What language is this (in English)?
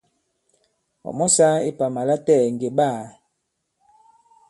Bankon